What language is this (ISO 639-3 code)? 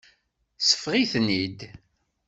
kab